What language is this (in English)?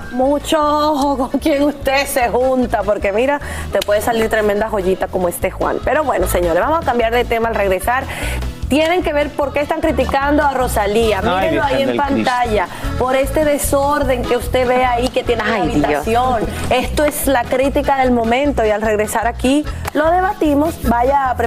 Spanish